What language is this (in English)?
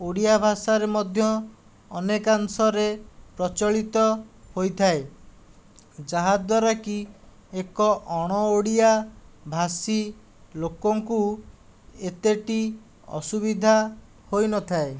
Odia